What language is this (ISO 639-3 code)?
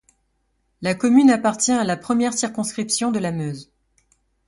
fra